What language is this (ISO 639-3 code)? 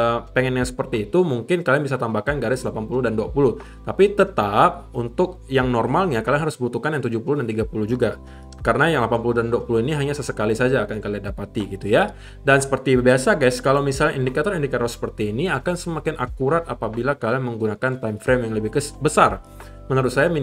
ind